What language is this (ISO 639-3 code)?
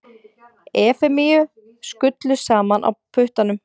isl